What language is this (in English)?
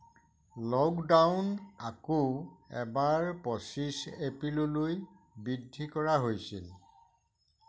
Assamese